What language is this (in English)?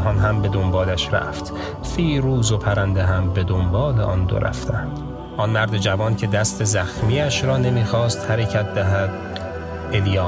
Persian